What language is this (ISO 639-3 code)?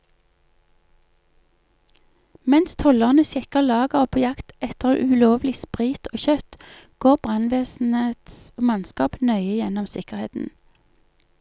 nor